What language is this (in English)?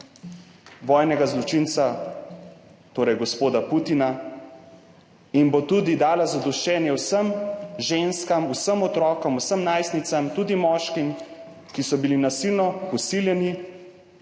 Slovenian